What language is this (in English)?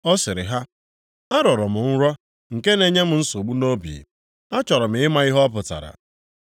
Igbo